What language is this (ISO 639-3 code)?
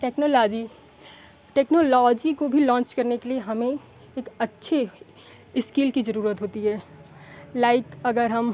hin